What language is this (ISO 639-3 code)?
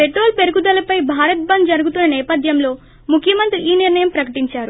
tel